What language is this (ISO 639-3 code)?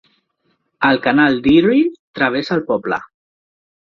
cat